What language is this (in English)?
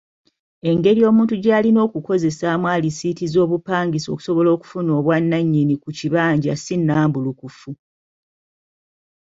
Ganda